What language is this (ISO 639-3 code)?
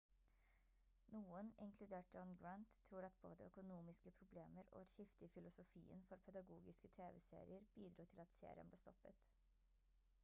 nob